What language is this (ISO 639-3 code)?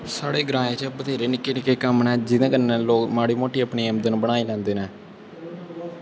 doi